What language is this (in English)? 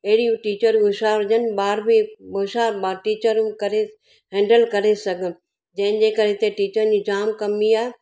Sindhi